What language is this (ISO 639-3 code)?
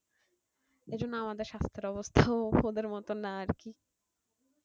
ben